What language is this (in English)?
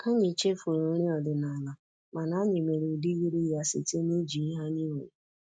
Igbo